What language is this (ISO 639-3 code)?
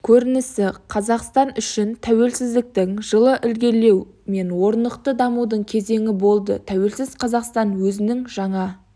kaz